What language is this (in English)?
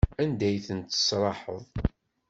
Kabyle